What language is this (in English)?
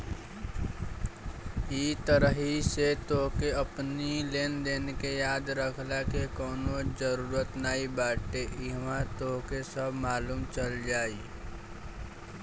Bhojpuri